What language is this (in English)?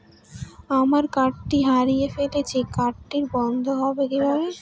Bangla